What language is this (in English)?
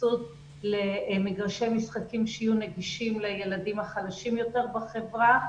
Hebrew